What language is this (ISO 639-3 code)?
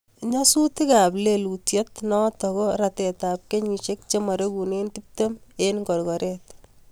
kln